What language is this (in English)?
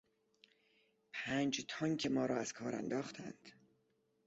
Persian